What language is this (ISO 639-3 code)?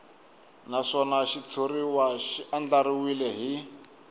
tso